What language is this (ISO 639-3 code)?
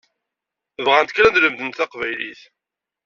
kab